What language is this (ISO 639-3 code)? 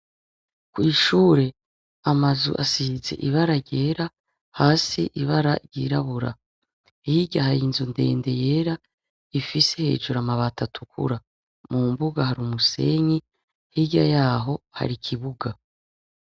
run